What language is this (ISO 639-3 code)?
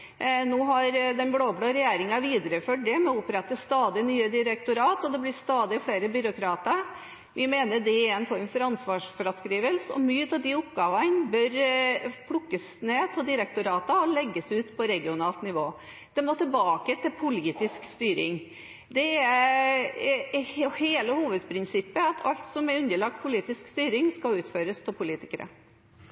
nob